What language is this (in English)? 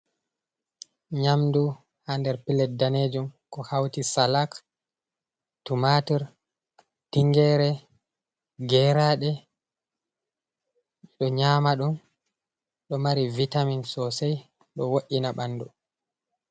Fula